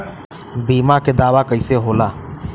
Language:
Bhojpuri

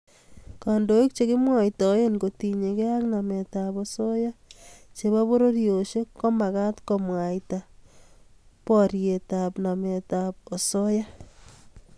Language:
Kalenjin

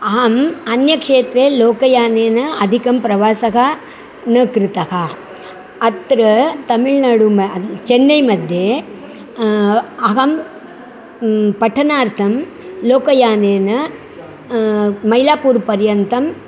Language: Sanskrit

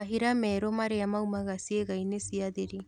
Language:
Kikuyu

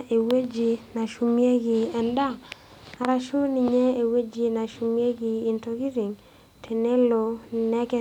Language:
Masai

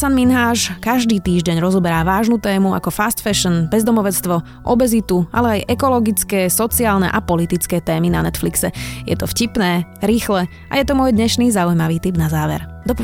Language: Slovak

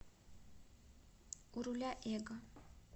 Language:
Russian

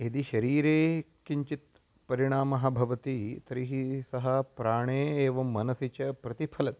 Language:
Sanskrit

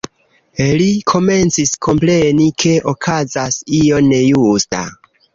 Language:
Esperanto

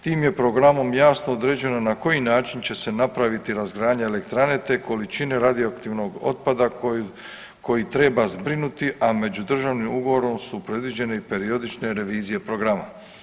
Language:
Croatian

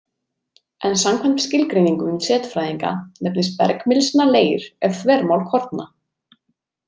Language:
Icelandic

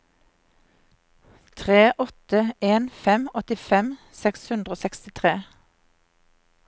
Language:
Norwegian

